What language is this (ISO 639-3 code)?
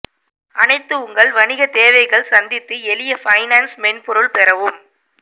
tam